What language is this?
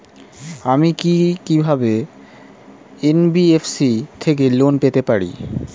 Bangla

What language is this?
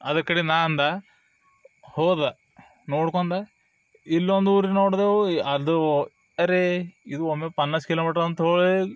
Kannada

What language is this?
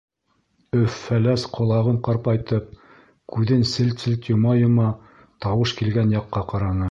Bashkir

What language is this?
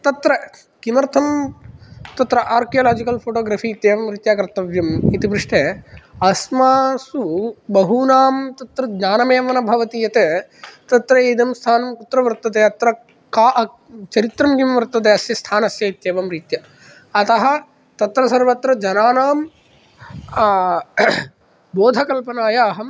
Sanskrit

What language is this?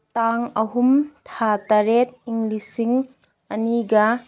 Manipuri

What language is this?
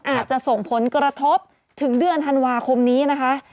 Thai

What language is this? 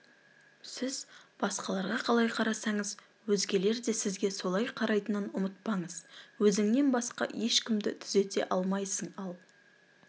Kazakh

